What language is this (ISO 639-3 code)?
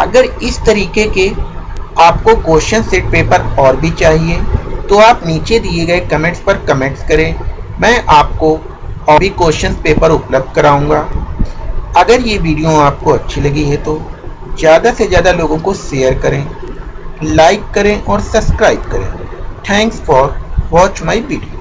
hin